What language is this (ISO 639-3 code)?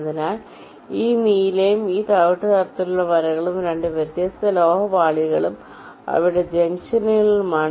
mal